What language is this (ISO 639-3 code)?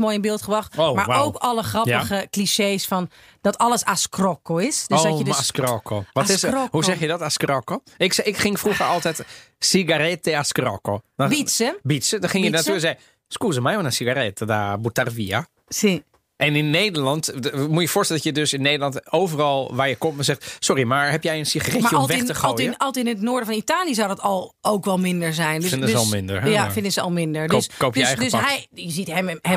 nld